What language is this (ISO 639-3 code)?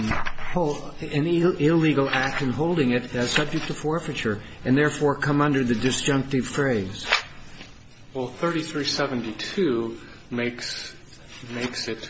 eng